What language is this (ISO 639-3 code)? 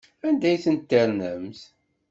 kab